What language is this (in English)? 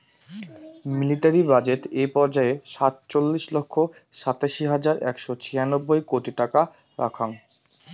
Bangla